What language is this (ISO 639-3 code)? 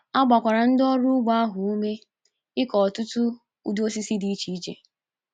ibo